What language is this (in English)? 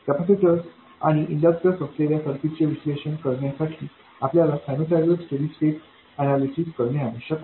Marathi